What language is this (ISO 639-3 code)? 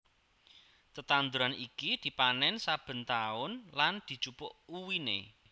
jav